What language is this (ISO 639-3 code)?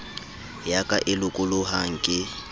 sot